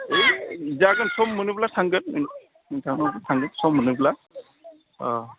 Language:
Bodo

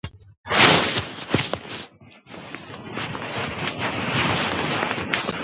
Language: Georgian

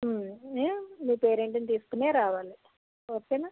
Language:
Telugu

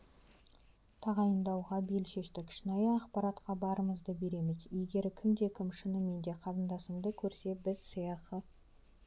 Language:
Kazakh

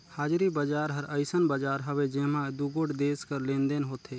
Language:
Chhattisgarhi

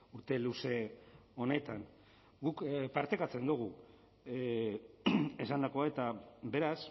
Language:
Basque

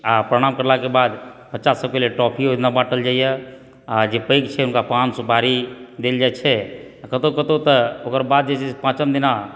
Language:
Maithili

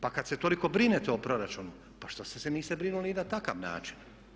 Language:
Croatian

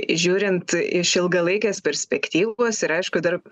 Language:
Lithuanian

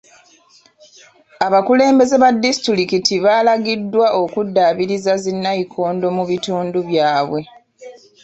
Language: Ganda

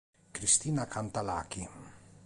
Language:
Italian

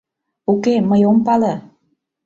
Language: Mari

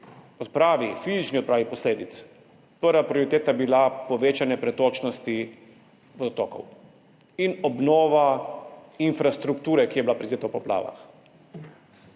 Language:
Slovenian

